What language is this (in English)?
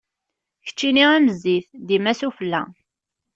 Kabyle